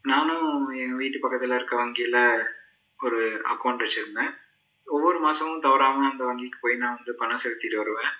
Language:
Tamil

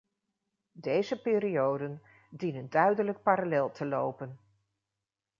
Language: Dutch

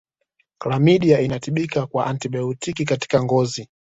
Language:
Swahili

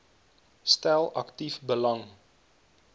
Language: Afrikaans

